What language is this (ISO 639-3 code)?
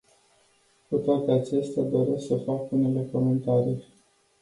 ron